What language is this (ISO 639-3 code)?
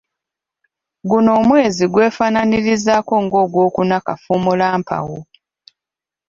lug